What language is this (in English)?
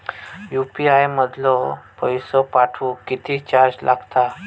Marathi